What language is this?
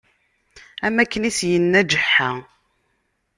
Kabyle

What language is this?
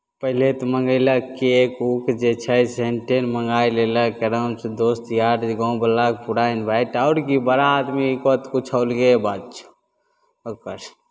Maithili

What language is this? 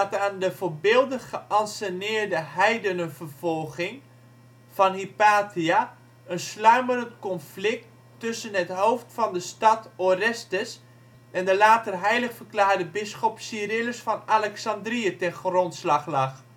Dutch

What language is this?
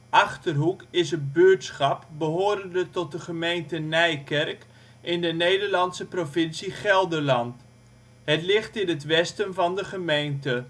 Dutch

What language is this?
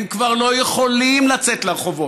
Hebrew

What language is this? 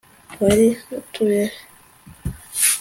Kinyarwanda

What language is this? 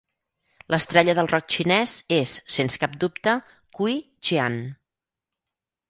Catalan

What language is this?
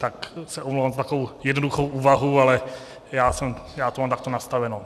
Czech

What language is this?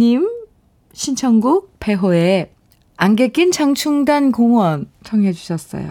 Korean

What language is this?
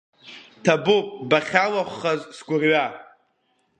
Abkhazian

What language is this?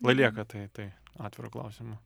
Lithuanian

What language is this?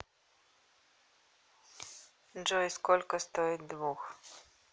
Russian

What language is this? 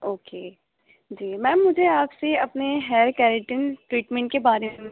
Urdu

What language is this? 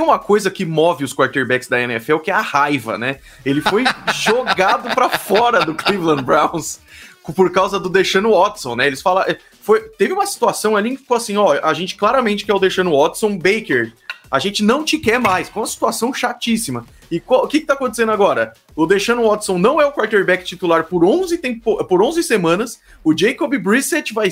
Portuguese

